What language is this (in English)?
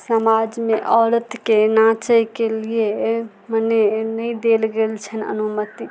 Maithili